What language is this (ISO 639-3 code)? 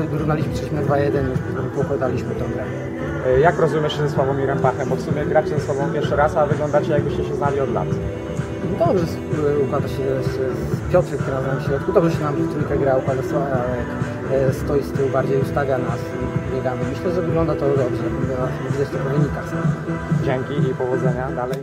pol